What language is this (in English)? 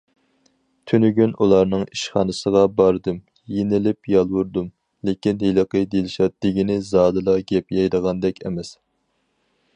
Uyghur